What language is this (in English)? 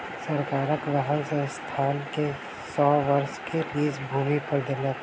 Maithili